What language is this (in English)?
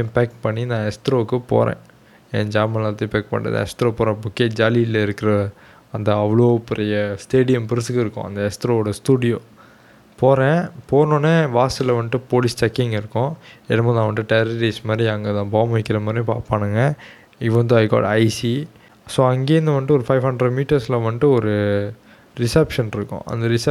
Tamil